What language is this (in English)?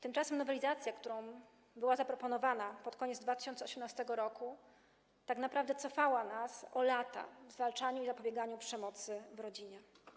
Polish